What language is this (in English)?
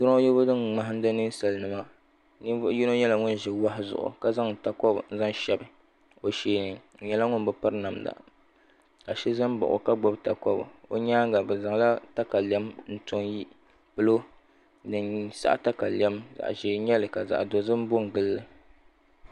Dagbani